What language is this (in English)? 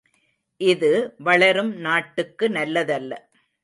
Tamil